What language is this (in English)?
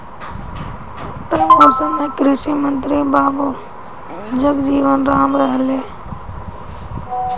Bhojpuri